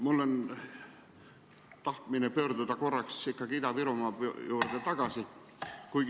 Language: Estonian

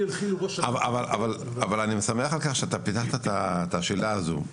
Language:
Hebrew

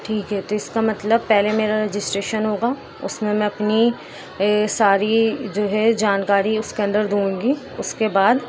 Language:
Urdu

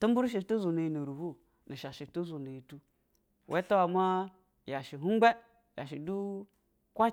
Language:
Basa (Nigeria)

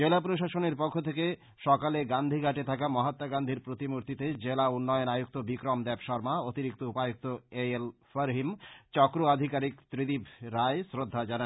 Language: Bangla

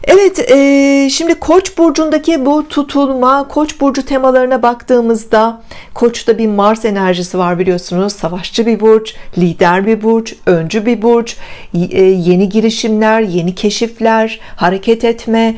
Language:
Turkish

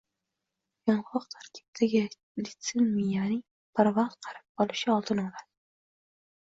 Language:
Uzbek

